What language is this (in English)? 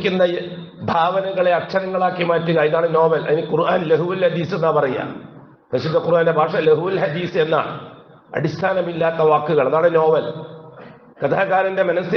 Arabic